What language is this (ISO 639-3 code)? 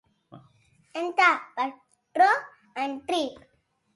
oci